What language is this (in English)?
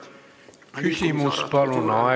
Estonian